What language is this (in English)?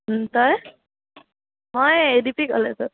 Assamese